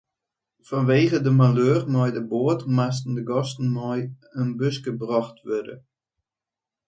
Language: Western Frisian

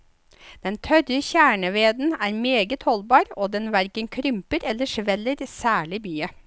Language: Norwegian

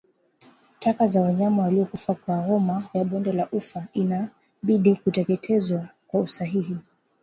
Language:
Swahili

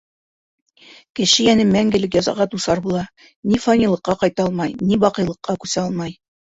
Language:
Bashkir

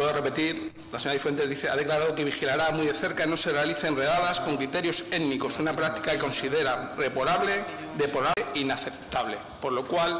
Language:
Spanish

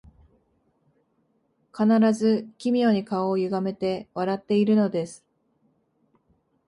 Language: Japanese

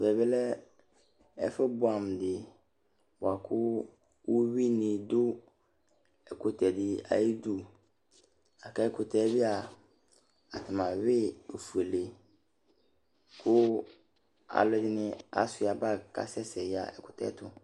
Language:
Ikposo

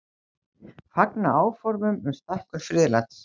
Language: Icelandic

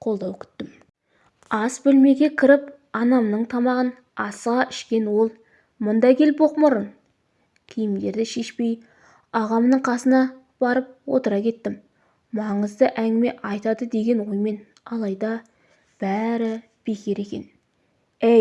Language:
Turkish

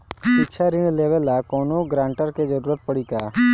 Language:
Bhojpuri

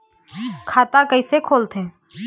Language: Chhattisgarhi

